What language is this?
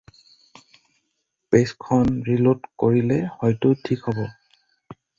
Assamese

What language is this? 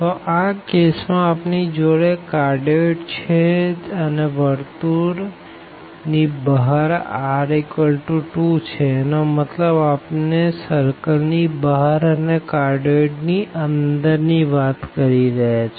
Gujarati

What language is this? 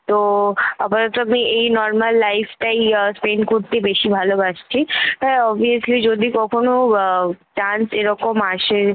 Bangla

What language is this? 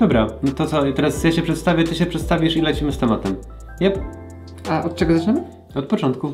Polish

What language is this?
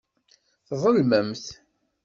Kabyle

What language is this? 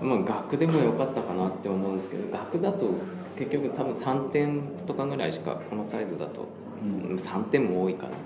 Japanese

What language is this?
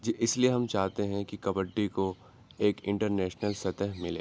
Urdu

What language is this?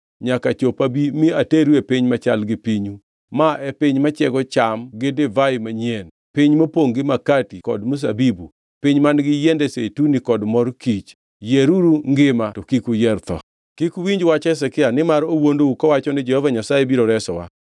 Luo (Kenya and Tanzania)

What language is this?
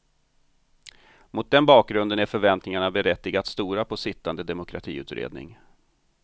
Swedish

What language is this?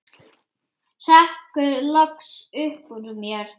Icelandic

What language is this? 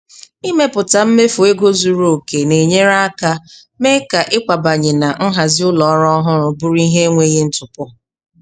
Igbo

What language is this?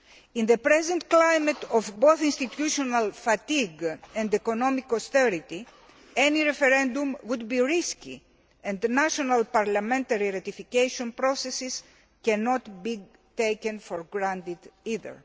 English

